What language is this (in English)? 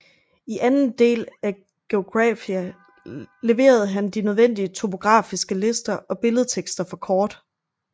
Danish